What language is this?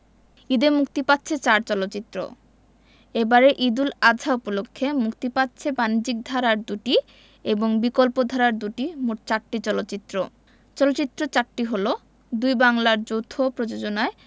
Bangla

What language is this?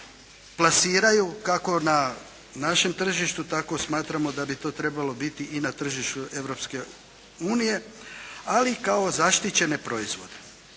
Croatian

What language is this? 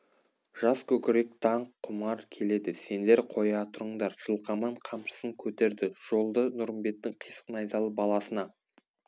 Kazakh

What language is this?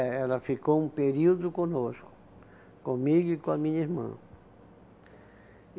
Portuguese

